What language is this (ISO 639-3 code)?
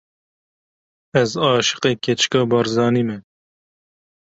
kur